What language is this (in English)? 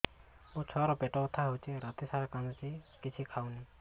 Odia